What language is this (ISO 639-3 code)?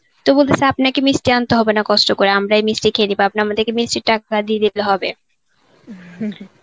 ben